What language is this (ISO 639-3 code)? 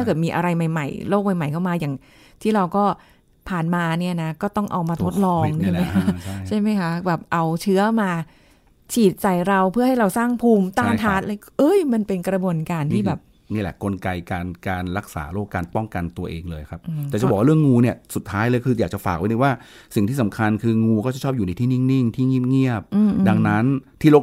tha